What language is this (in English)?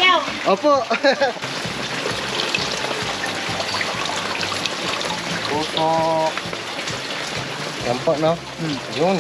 Filipino